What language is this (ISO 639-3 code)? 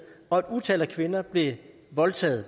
dan